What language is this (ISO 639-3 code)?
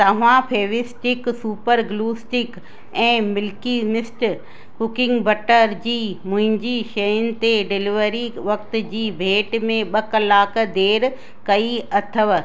snd